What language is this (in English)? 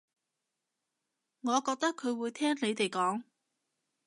Cantonese